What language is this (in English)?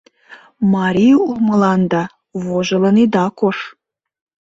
Mari